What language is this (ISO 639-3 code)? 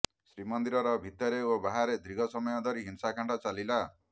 ori